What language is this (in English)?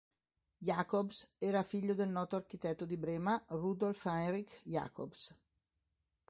Italian